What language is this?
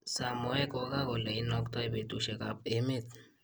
Kalenjin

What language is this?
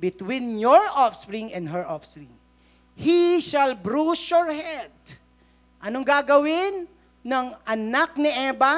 Filipino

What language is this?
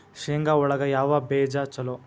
Kannada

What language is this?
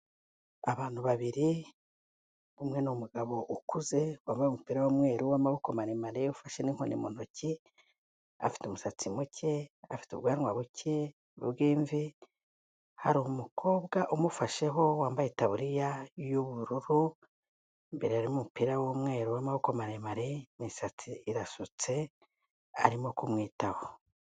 Kinyarwanda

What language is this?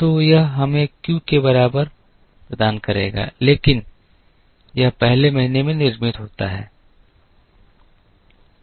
Hindi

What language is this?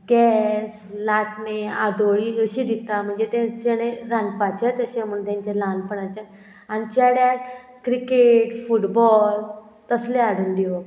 Konkani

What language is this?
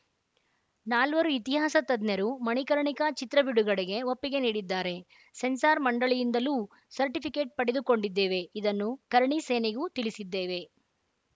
Kannada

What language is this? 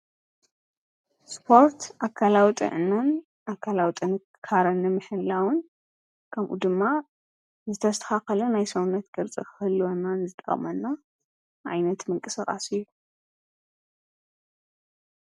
Tigrinya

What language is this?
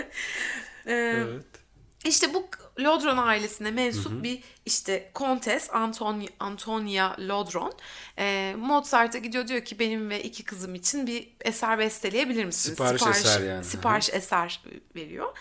Turkish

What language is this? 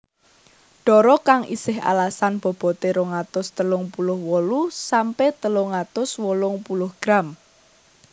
Javanese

